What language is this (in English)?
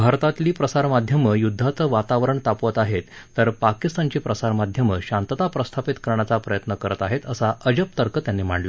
Marathi